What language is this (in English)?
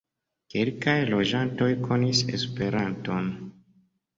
Esperanto